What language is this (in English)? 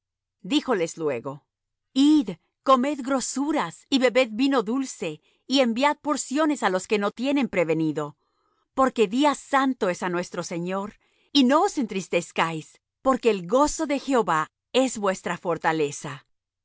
Spanish